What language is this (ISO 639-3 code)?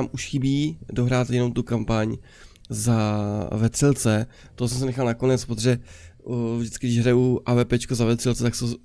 ces